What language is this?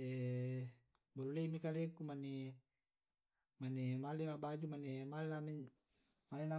Tae'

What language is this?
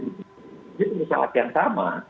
Indonesian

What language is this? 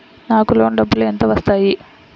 Telugu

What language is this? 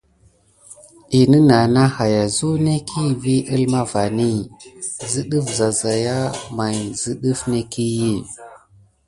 Gidar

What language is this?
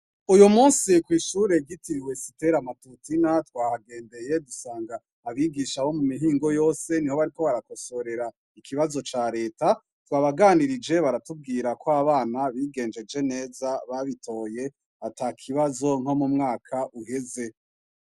Rundi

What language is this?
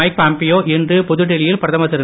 Tamil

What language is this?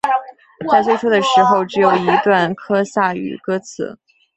Chinese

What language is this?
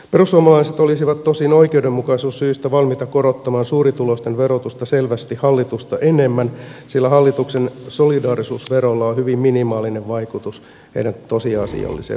Finnish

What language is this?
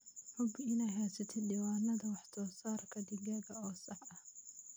Somali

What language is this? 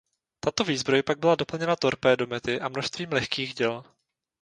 Czech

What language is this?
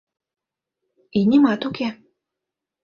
Mari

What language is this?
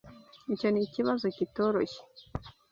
Kinyarwanda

